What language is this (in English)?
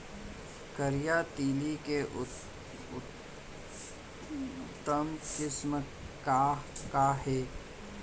Chhattisgarhi